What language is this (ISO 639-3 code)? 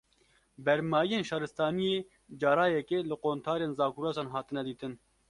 kur